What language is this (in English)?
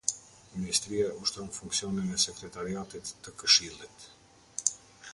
Albanian